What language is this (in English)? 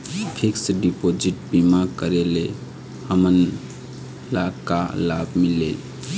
Chhattisgarhi